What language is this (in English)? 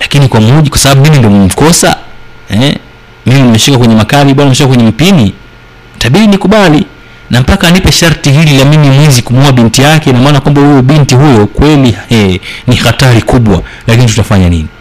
Swahili